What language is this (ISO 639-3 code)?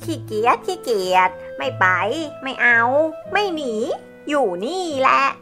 tha